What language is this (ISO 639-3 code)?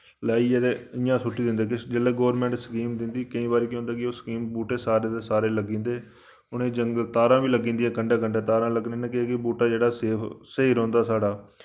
doi